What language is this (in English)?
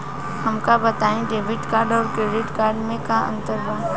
Bhojpuri